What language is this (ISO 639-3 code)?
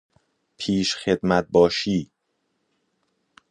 fas